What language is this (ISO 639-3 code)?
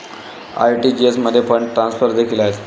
mar